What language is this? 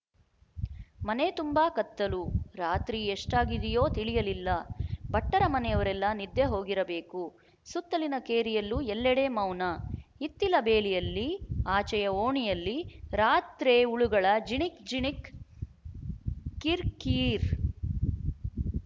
Kannada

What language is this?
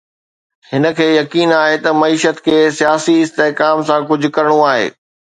Sindhi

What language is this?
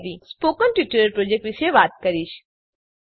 Gujarati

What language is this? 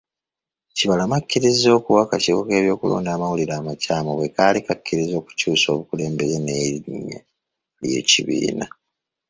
Ganda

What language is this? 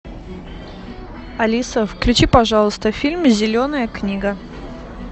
Russian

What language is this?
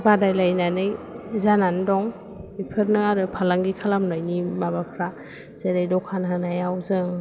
Bodo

